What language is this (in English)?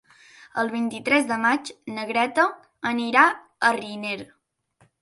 Catalan